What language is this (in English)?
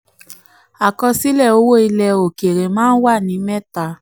Yoruba